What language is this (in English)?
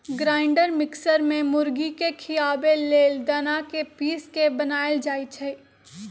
Magahi